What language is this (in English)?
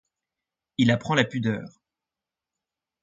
French